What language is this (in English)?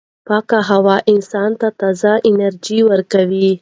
Pashto